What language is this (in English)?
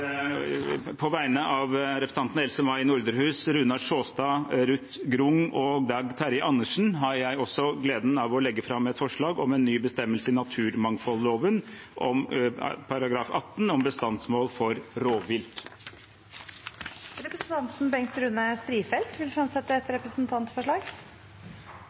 Norwegian